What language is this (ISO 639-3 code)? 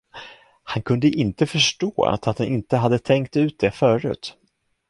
swe